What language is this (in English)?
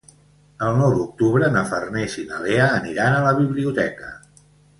Catalan